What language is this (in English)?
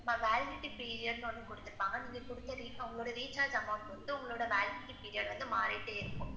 Tamil